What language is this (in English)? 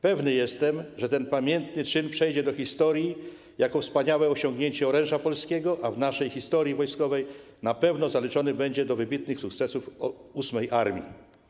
Polish